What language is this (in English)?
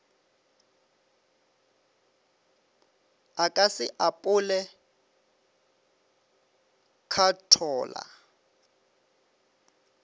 Northern Sotho